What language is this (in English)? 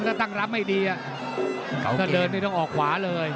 Thai